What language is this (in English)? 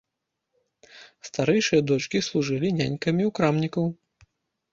Belarusian